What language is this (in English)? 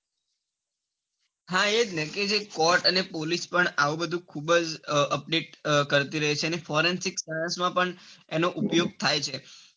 Gujarati